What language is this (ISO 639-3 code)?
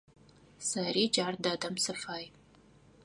ady